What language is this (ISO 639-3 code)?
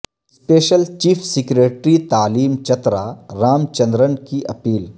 urd